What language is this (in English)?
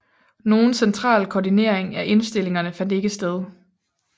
Danish